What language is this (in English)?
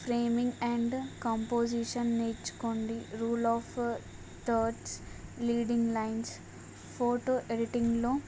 Telugu